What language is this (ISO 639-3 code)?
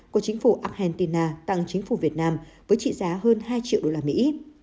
vie